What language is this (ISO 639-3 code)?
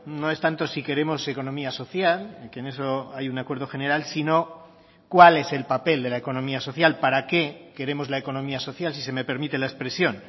spa